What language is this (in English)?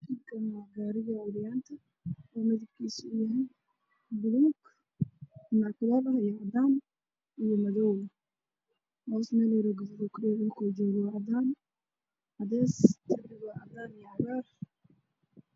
Somali